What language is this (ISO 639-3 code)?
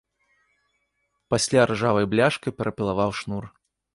bel